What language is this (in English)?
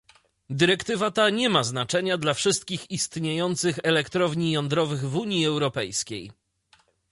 Polish